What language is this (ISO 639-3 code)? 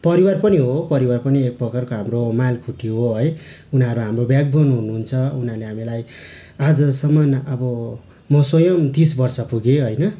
nep